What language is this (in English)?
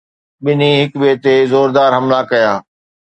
Sindhi